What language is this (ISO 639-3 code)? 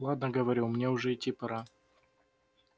rus